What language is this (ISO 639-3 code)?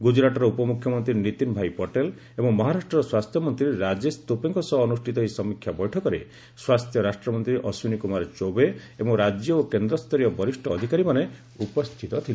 ori